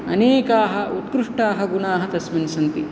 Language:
Sanskrit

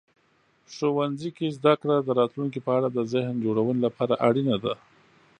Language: Pashto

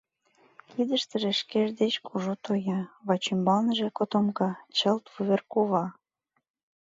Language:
Mari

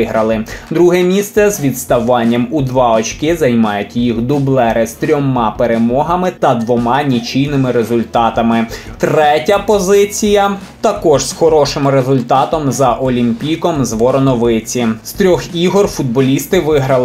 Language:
Ukrainian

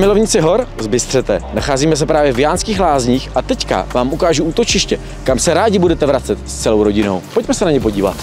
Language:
Czech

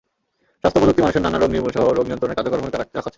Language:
Bangla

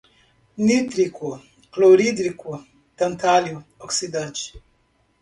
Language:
Portuguese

